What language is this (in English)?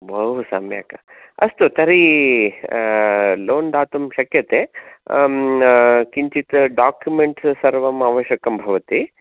Sanskrit